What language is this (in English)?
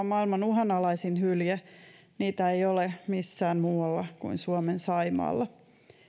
Finnish